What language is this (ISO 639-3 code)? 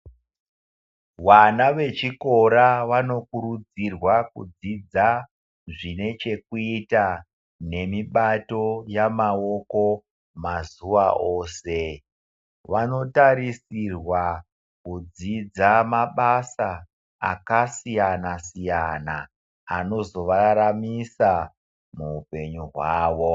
ndc